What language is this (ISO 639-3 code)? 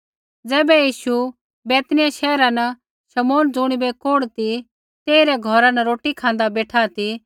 kfx